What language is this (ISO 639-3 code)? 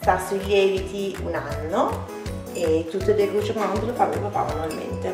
ita